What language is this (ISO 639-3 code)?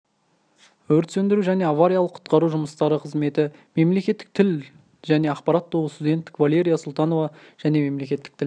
kaz